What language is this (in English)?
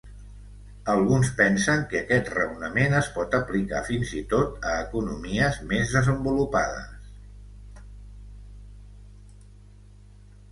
Catalan